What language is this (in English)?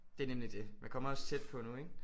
Danish